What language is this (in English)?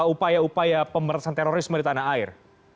Indonesian